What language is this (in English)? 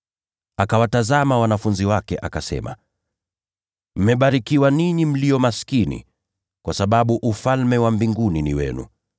Swahili